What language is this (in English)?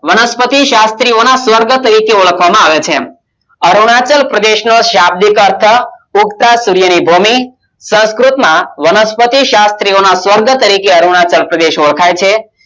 Gujarati